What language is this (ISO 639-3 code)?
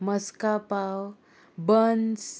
kok